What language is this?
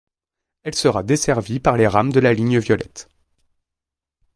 French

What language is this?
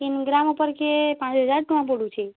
Odia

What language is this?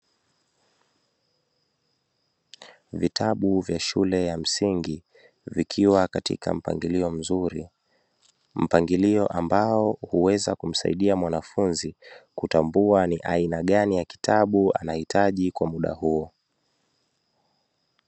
Swahili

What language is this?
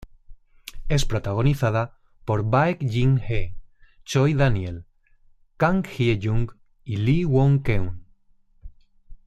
Spanish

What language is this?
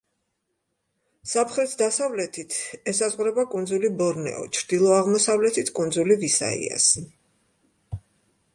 Georgian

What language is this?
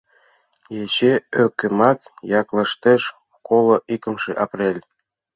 Mari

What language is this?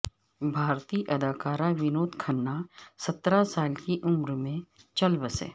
Urdu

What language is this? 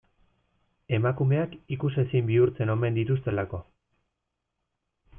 Basque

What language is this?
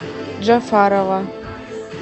Russian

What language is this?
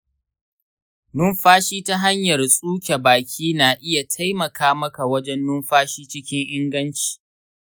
Hausa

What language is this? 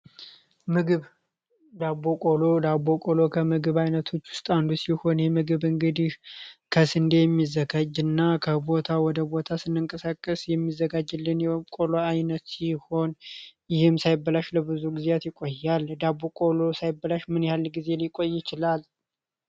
Amharic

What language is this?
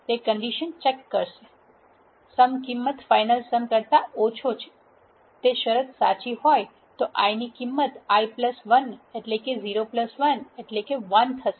Gujarati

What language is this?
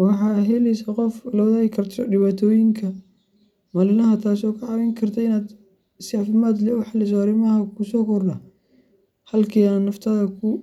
Somali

